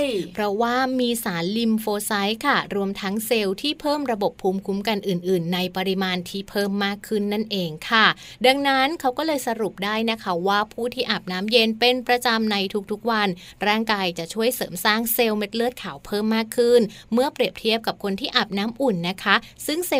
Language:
Thai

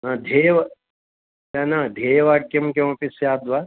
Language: Sanskrit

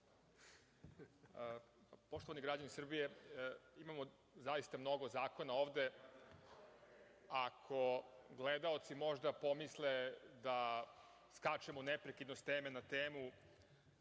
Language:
Serbian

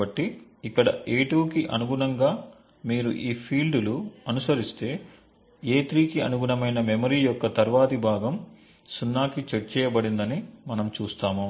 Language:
Telugu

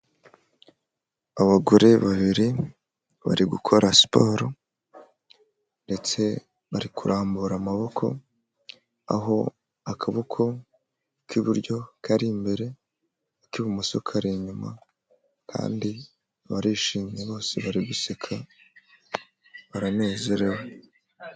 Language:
Kinyarwanda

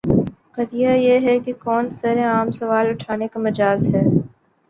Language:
Urdu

